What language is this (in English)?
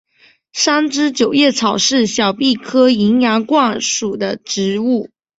Chinese